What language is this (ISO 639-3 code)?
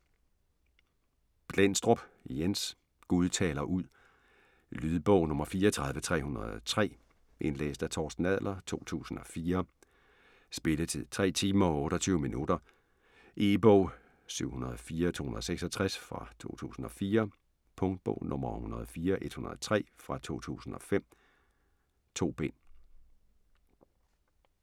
dan